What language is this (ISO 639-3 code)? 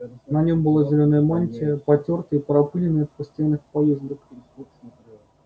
rus